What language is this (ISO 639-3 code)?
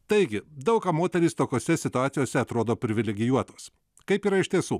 lit